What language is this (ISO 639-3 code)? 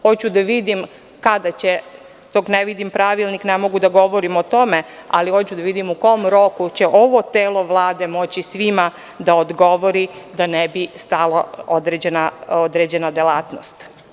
srp